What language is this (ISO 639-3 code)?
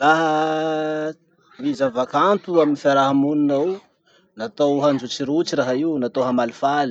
msh